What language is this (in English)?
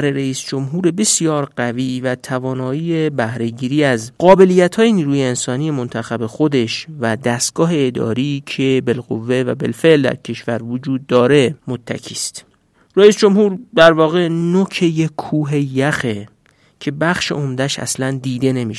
Persian